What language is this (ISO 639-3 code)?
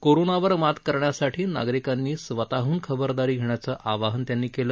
mar